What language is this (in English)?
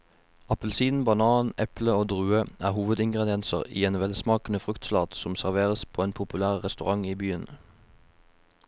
Norwegian